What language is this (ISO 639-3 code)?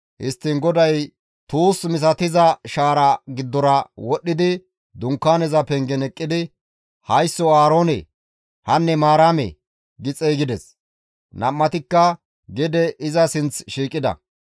gmv